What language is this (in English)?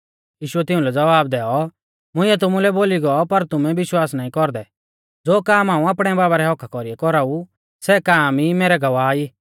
Mahasu Pahari